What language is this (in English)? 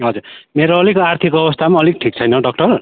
Nepali